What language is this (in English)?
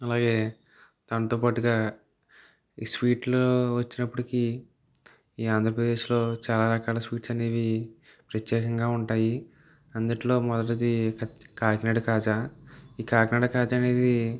Telugu